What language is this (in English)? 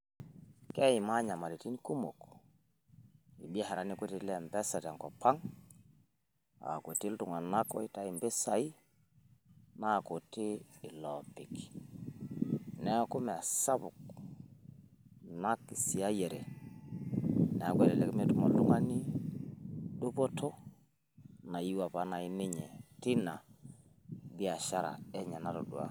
Masai